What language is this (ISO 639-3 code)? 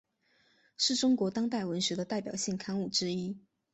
zho